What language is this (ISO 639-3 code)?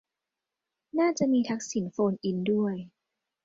tha